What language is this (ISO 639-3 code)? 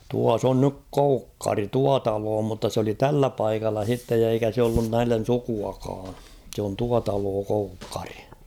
fin